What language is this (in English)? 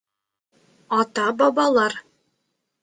Bashkir